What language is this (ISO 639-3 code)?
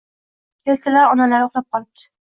uzb